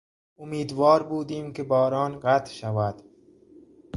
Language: Persian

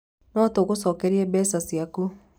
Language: Kikuyu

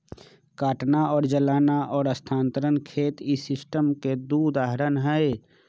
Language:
Magahi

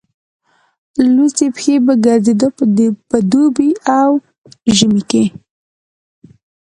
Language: Pashto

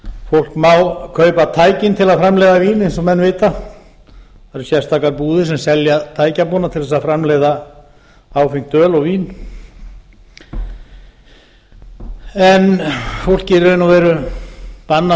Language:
Icelandic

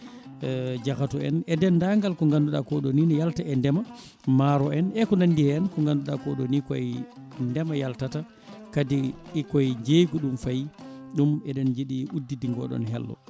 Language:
Fula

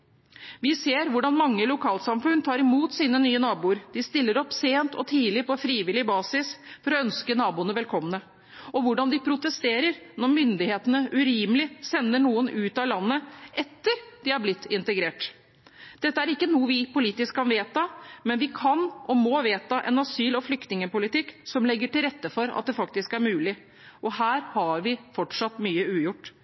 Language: Norwegian Bokmål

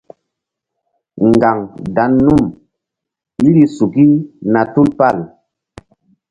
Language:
Mbum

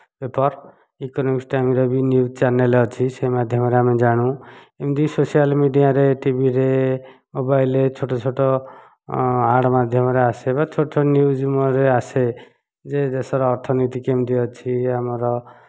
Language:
Odia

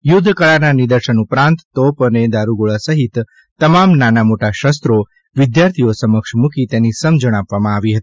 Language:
Gujarati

